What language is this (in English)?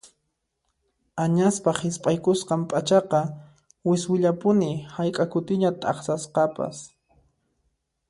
Puno Quechua